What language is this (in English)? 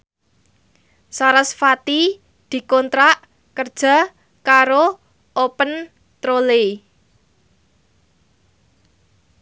Javanese